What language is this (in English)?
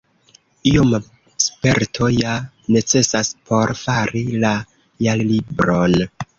Esperanto